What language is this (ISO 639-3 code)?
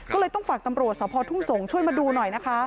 tha